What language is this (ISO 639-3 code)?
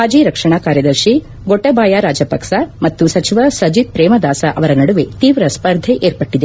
kan